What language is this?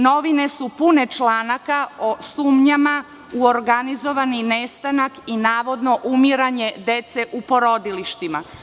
Serbian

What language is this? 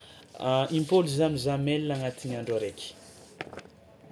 Tsimihety Malagasy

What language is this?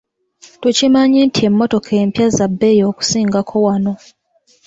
Ganda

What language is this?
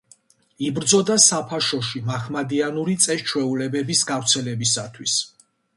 Georgian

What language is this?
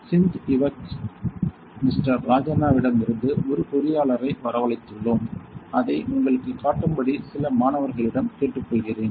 Tamil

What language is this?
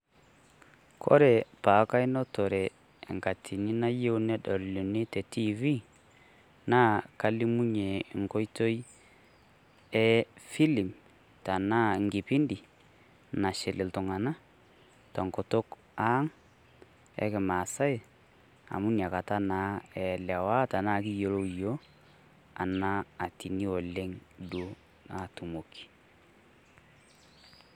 Masai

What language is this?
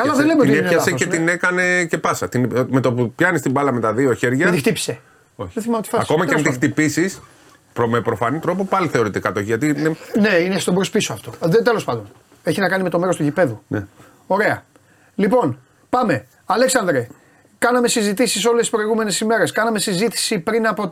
Greek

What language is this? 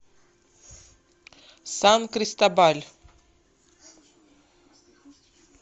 Russian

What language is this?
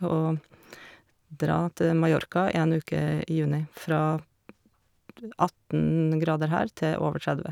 Norwegian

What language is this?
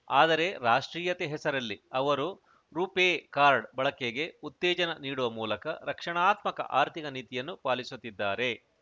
Kannada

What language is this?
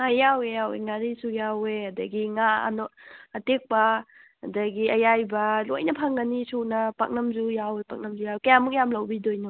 Manipuri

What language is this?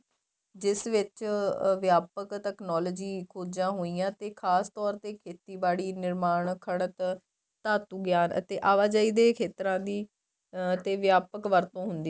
Punjabi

